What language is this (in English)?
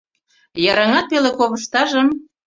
Mari